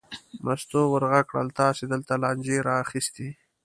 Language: Pashto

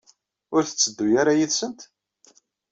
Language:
Kabyle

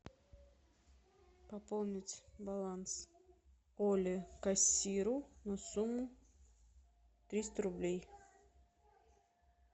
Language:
Russian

